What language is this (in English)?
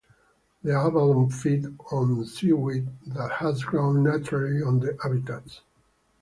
English